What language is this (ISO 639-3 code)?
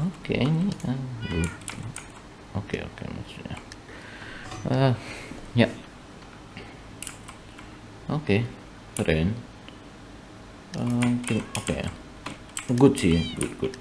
ind